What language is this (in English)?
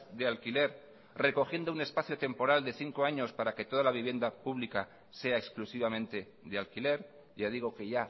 Spanish